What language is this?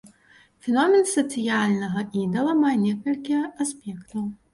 Belarusian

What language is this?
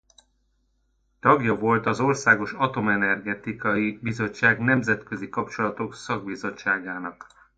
Hungarian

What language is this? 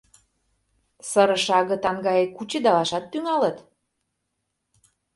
Mari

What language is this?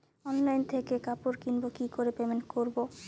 Bangla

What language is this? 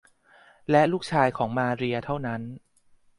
Thai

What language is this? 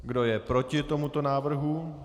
Czech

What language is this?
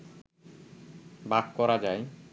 Bangla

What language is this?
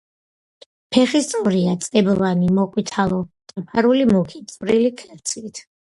Georgian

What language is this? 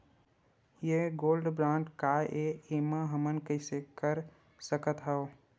Chhattisgarhi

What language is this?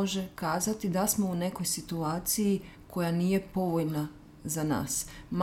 Croatian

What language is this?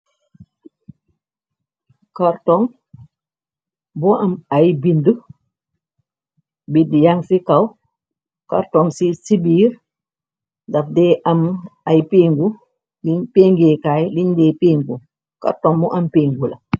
Wolof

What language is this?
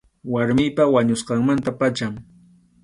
Arequipa-La Unión Quechua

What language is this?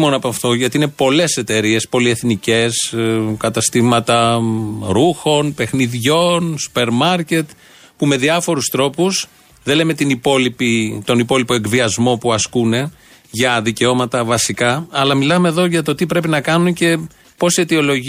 Greek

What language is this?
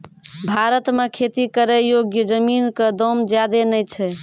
Maithili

